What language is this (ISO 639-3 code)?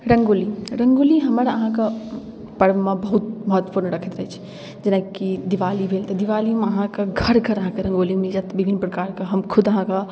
mai